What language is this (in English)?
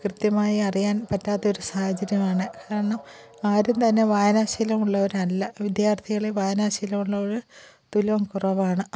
Malayalam